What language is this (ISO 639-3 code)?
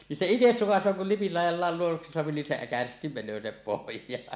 fin